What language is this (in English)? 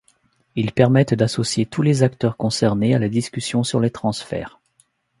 French